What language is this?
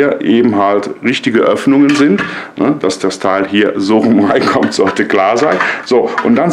German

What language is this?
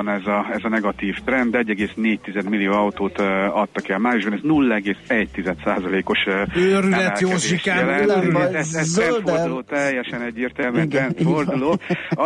Hungarian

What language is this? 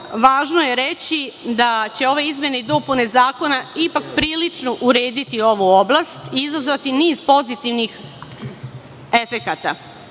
Serbian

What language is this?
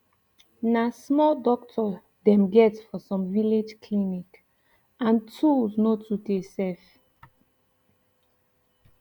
Nigerian Pidgin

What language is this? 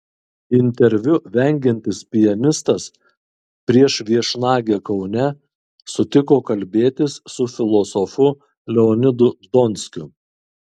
Lithuanian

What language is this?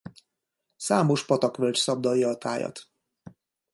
Hungarian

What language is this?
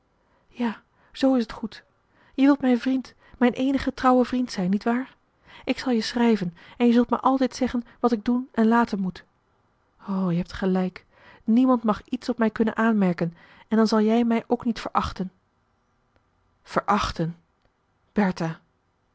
Dutch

